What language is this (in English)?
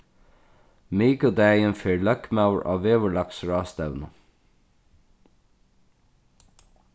Faroese